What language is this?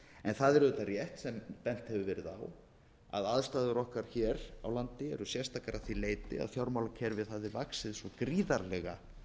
Icelandic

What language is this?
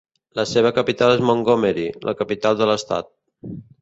Catalan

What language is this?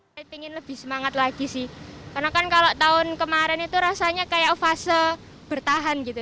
Indonesian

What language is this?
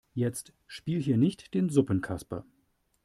German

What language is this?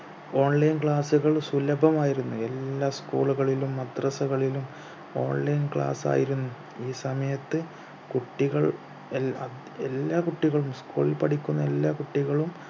Malayalam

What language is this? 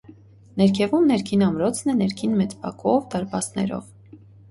Armenian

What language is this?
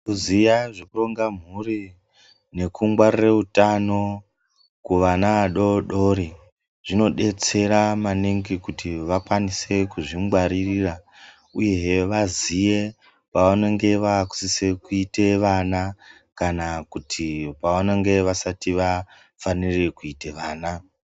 Ndau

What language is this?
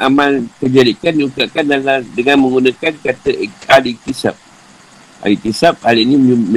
Malay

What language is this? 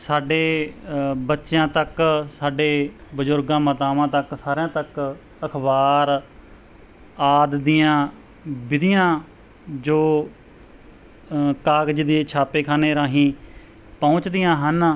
Punjabi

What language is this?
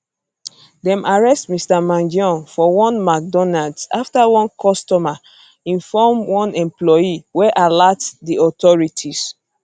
Nigerian Pidgin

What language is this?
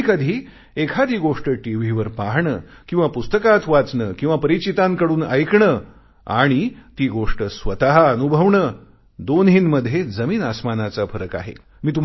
Marathi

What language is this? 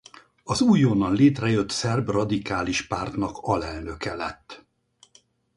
Hungarian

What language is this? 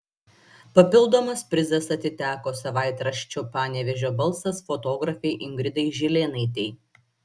Lithuanian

